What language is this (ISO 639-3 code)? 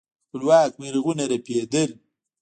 pus